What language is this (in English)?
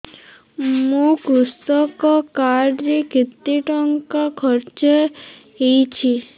Odia